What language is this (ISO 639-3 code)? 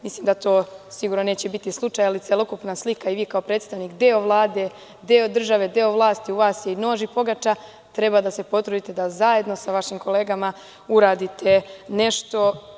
srp